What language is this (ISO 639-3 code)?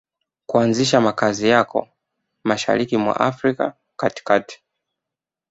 swa